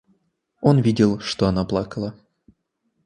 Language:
Russian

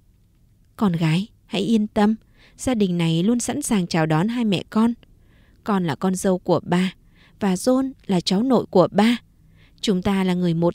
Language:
Vietnamese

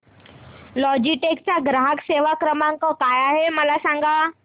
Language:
Marathi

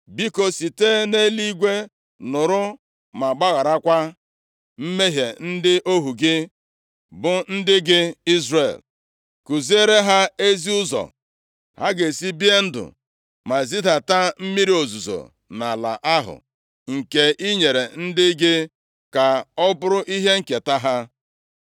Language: Igbo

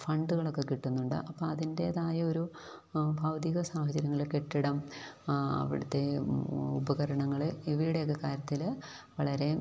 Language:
Malayalam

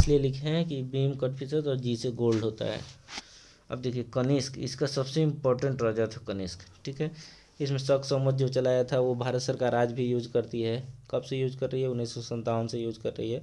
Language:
Hindi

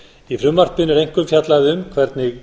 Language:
Icelandic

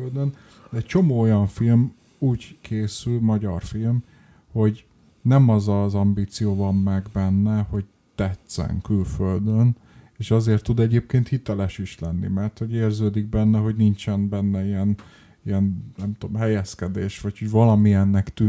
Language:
Hungarian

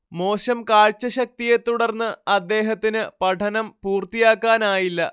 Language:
Malayalam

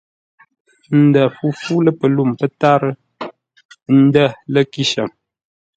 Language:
Ngombale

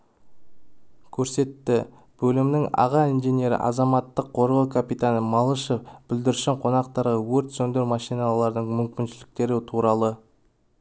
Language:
Kazakh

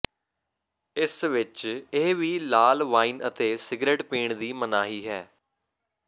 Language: Punjabi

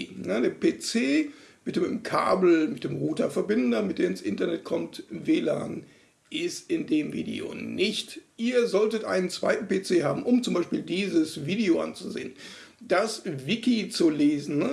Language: German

